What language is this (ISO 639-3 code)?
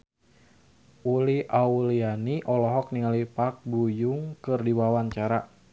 sun